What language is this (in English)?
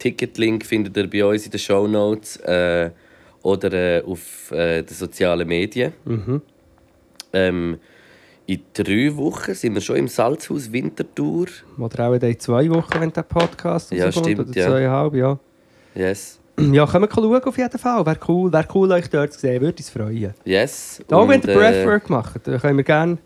German